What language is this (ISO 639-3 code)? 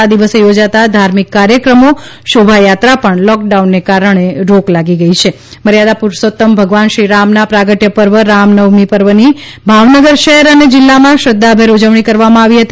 guj